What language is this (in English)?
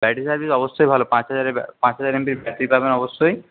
Bangla